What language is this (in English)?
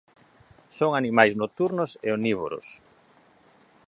Galician